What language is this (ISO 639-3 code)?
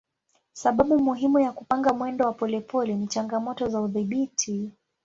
swa